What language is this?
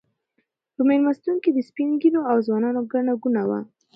Pashto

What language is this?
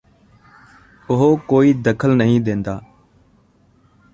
Punjabi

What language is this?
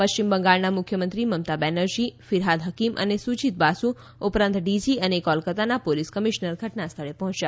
Gujarati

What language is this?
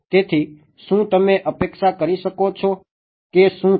Gujarati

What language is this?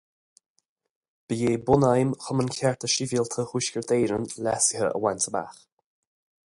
Irish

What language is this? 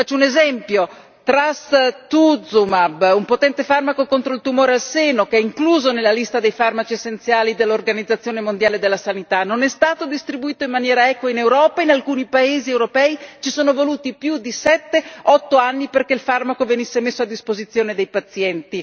Italian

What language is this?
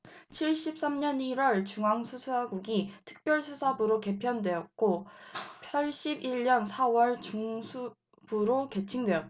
Korean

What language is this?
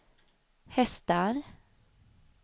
Swedish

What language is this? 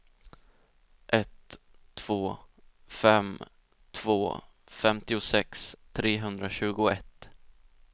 Swedish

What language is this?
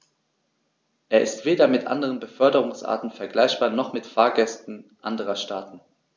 German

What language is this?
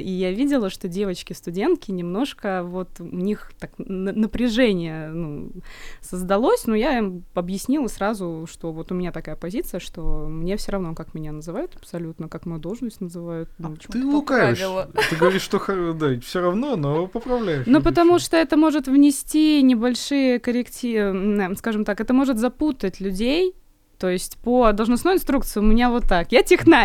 Russian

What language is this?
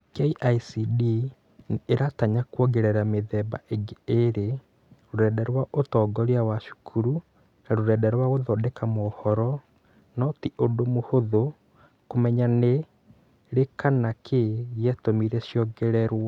Kikuyu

